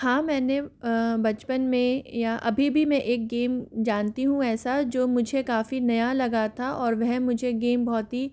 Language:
Hindi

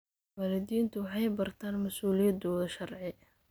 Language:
Somali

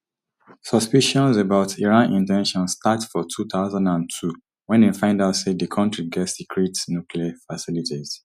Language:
Nigerian Pidgin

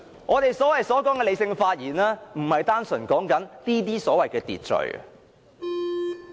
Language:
Cantonese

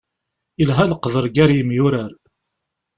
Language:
Kabyle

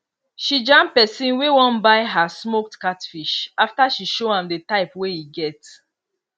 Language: Nigerian Pidgin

